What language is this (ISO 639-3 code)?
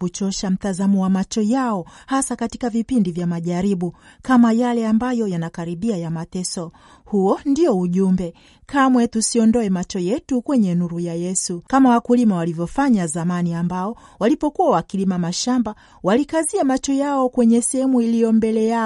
swa